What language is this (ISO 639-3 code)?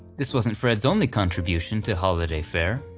eng